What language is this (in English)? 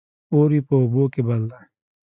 Pashto